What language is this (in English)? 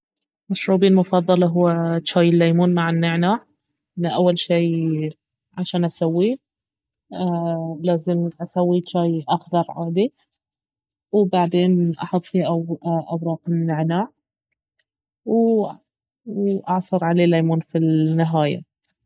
Baharna Arabic